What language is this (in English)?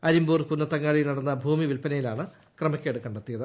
Malayalam